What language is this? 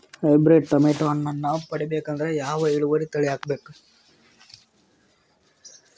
Kannada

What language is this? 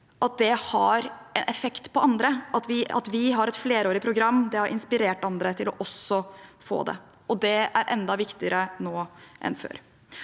Norwegian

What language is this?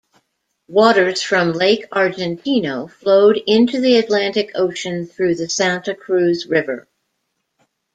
English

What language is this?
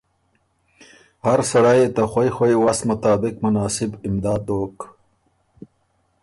Ormuri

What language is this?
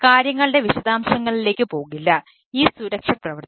Malayalam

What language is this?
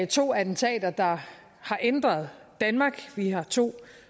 Danish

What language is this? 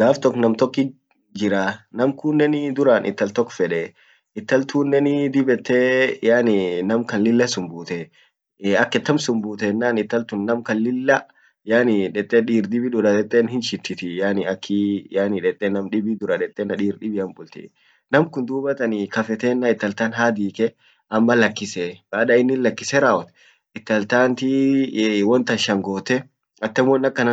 Orma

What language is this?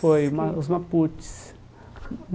Portuguese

